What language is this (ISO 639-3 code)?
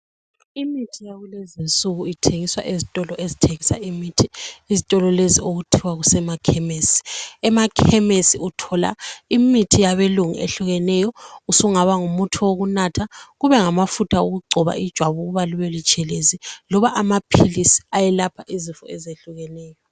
nde